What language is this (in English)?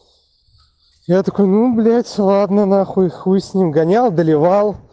Russian